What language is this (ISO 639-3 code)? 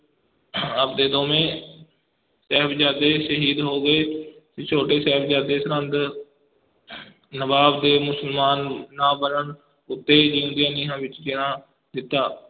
pan